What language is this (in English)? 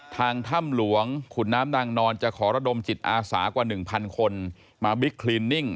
Thai